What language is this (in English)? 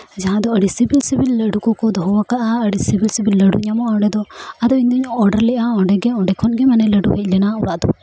Santali